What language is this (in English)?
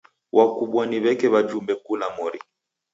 Taita